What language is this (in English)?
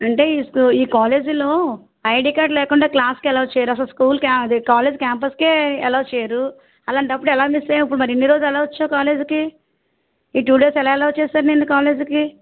Telugu